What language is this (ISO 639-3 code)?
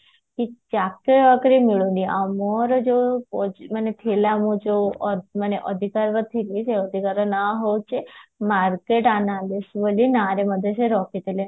ori